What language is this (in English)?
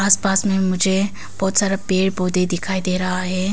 Hindi